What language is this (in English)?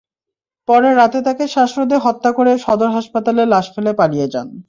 Bangla